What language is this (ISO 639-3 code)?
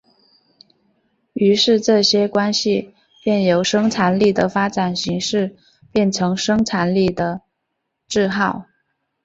zho